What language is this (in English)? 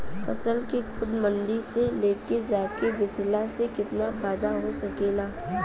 Bhojpuri